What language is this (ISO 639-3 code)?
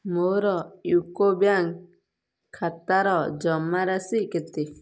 ori